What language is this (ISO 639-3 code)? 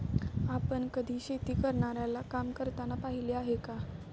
mar